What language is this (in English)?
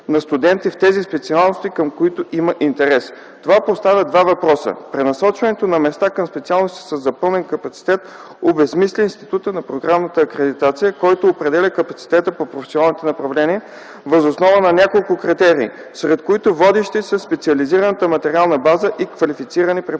Bulgarian